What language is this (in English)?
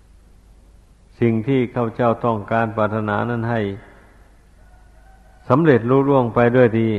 Thai